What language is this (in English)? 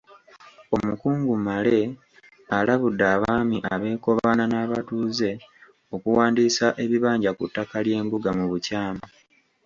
Ganda